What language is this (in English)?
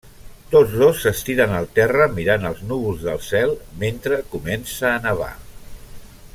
Catalan